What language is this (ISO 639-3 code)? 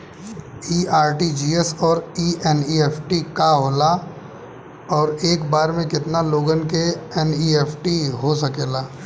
bho